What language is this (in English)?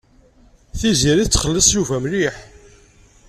Kabyle